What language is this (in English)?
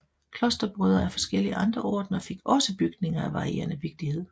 Danish